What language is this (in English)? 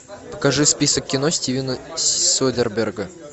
Russian